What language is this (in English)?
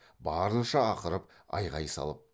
Kazakh